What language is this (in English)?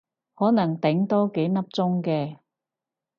Cantonese